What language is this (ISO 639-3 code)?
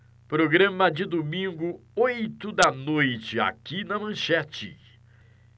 por